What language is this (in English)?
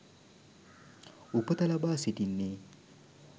Sinhala